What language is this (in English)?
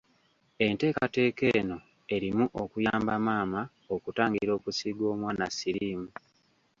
Ganda